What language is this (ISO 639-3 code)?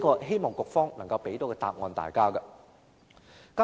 yue